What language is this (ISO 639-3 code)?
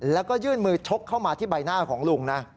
tha